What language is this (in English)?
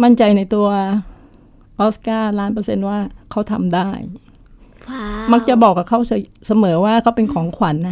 Thai